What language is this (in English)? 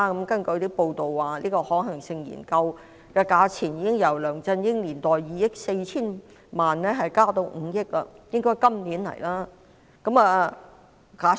Cantonese